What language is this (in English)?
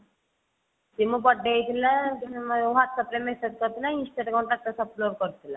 Odia